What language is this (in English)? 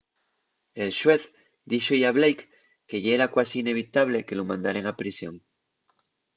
Asturian